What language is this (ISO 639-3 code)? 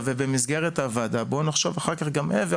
heb